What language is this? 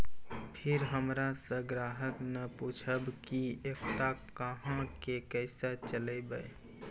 Maithili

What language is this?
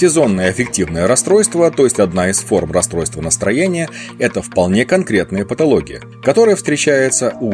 Russian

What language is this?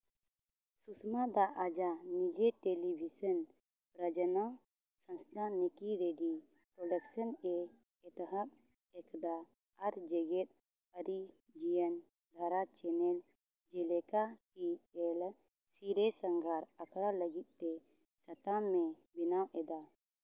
Santali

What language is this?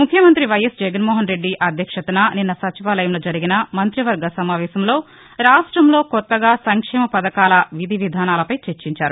Telugu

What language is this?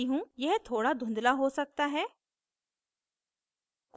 Hindi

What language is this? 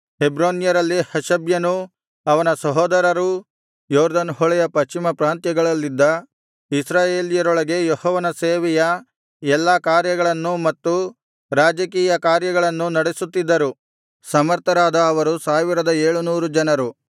Kannada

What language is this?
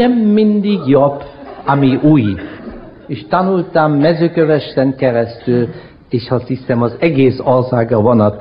Hungarian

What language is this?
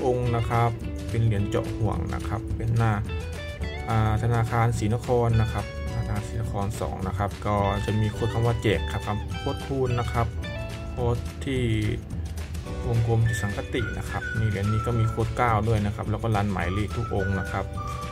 Thai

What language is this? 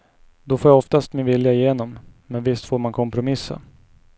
Swedish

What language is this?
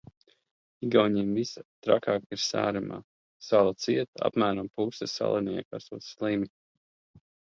Latvian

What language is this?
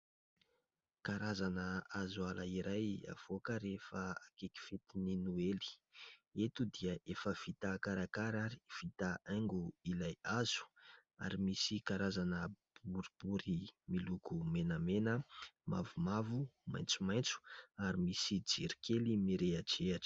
Malagasy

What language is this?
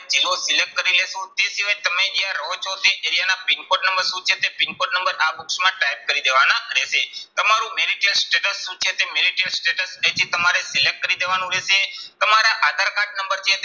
Gujarati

